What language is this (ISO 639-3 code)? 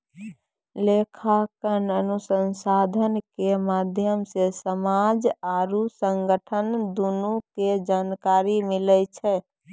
mai